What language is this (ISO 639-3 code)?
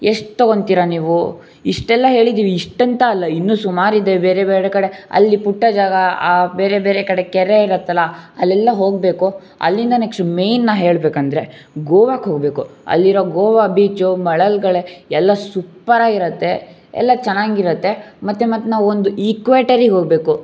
kan